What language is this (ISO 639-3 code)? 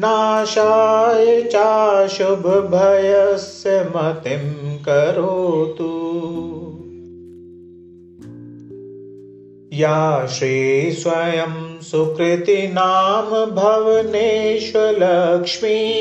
hin